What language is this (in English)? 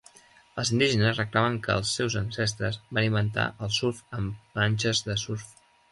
Catalan